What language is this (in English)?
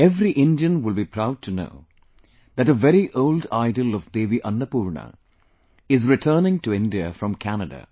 English